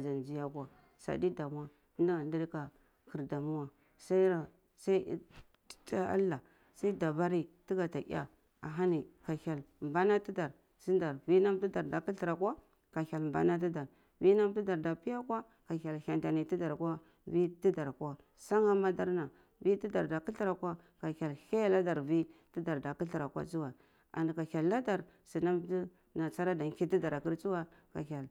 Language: Cibak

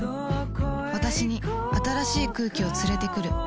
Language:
Japanese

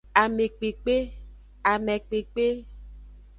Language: Aja (Benin)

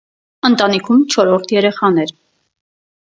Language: Armenian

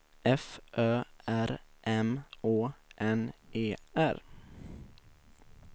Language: Swedish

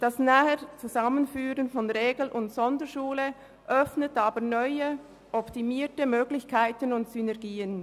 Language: Swiss German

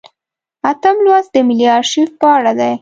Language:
Pashto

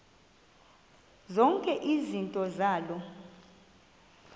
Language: Xhosa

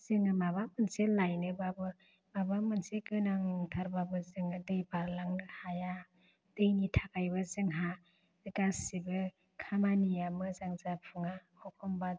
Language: Bodo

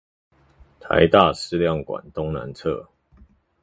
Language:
Chinese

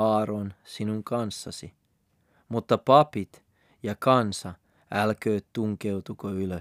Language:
Finnish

